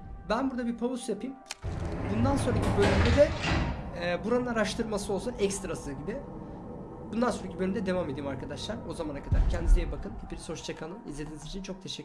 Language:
Turkish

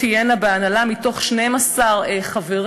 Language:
Hebrew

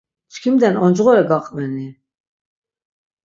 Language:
Laz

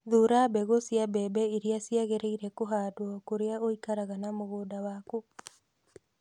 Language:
Kikuyu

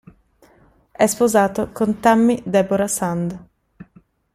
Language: Italian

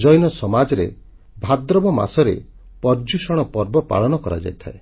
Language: Odia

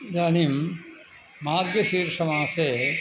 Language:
Sanskrit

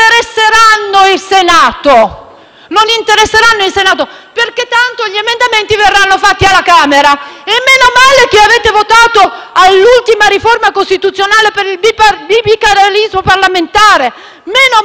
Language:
Italian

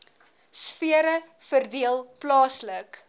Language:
Afrikaans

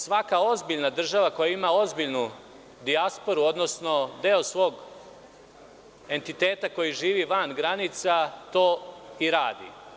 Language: Serbian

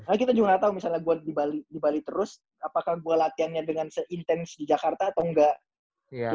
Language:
Indonesian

